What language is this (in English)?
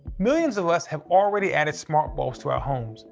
English